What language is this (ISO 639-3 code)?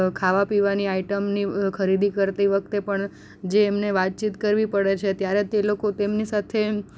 guj